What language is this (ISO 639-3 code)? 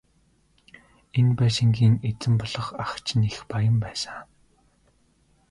mon